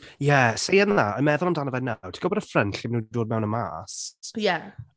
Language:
Welsh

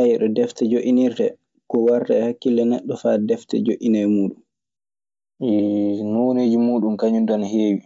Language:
Maasina Fulfulde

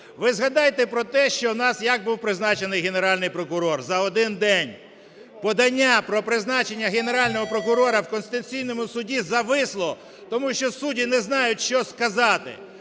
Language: Ukrainian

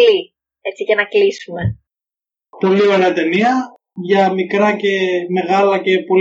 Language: Greek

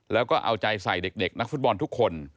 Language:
Thai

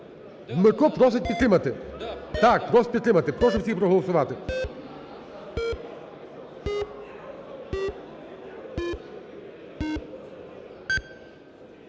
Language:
Ukrainian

